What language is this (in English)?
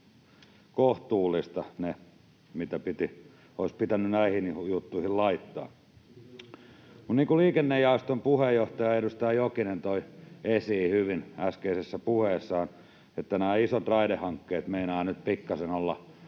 Finnish